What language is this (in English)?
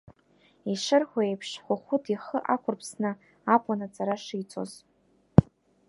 Abkhazian